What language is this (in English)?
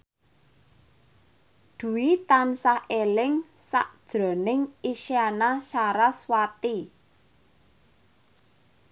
Javanese